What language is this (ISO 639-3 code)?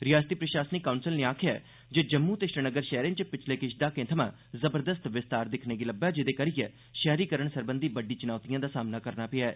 doi